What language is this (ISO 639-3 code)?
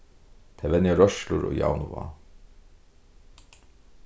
fao